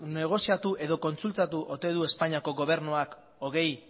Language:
Basque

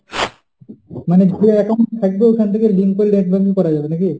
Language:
Bangla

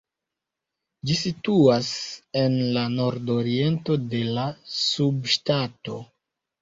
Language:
Esperanto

